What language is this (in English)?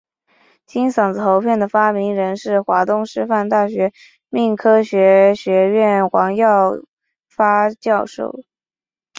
Chinese